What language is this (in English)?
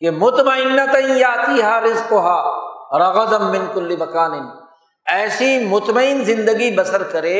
Urdu